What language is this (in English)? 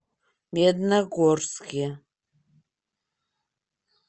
Russian